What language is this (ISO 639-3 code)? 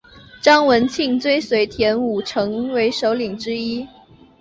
zho